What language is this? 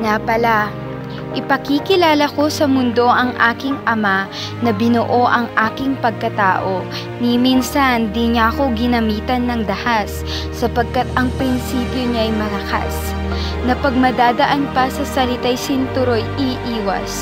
Filipino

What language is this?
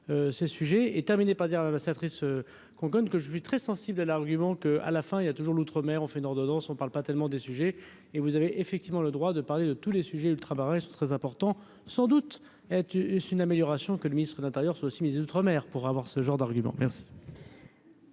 French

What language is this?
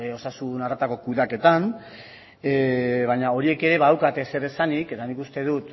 Basque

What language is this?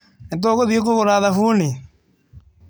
Kikuyu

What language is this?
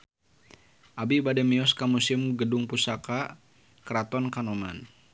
Sundanese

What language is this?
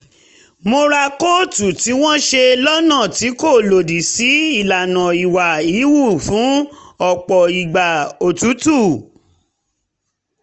Yoruba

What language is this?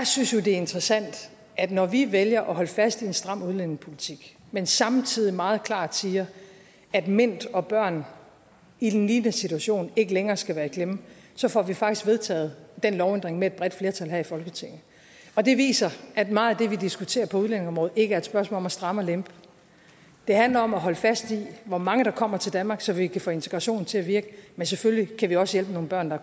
Danish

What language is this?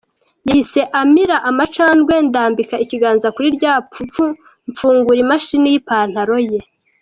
Kinyarwanda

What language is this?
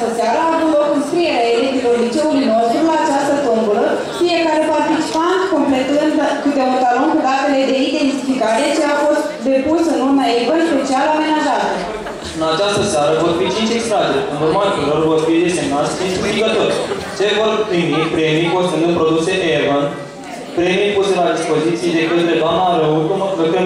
Romanian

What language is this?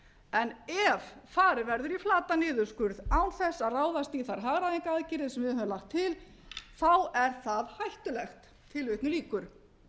Icelandic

